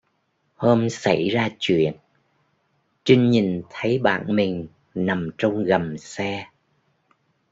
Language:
Vietnamese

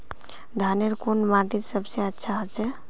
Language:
Magahi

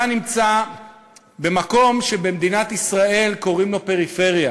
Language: Hebrew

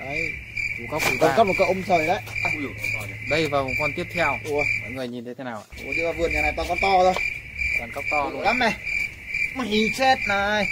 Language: Vietnamese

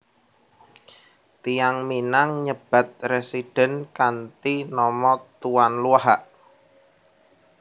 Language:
Javanese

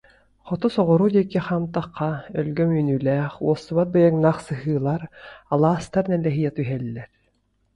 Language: Yakut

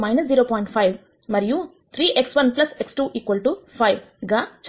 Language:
Telugu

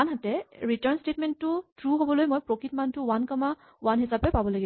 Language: Assamese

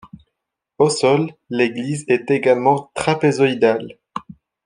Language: French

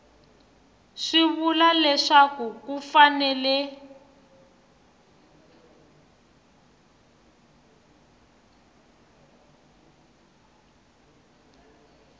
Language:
Tsonga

